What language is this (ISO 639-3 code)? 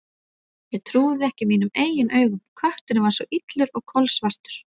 isl